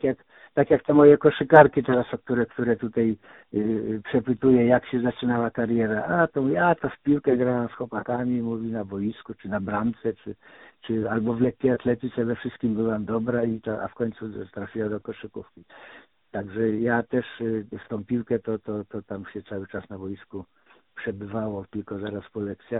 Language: Polish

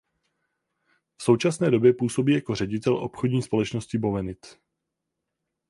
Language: Czech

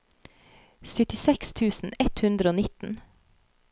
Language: Norwegian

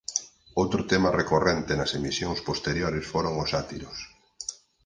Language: Galician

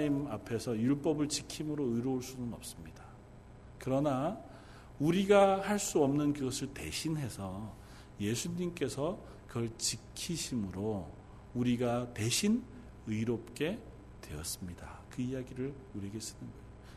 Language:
Korean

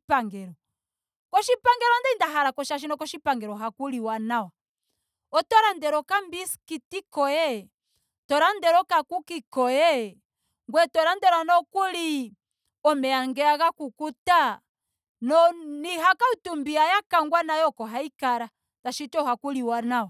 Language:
Ndonga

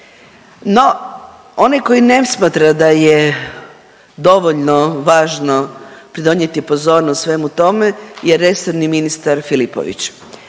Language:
Croatian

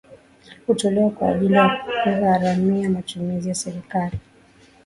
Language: Swahili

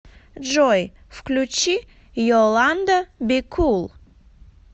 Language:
Russian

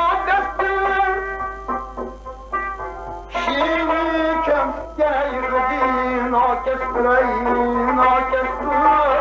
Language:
Uzbek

